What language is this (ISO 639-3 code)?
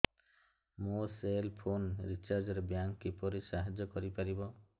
ori